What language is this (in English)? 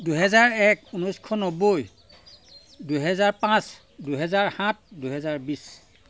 Assamese